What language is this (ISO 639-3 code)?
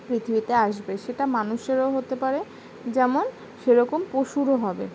ben